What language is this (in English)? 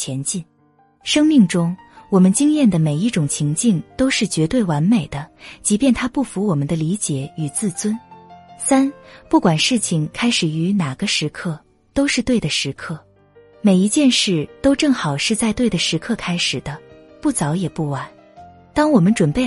Chinese